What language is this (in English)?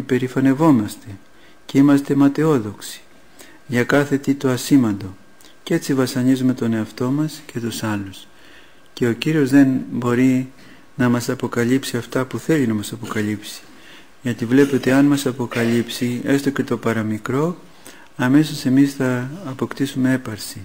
Greek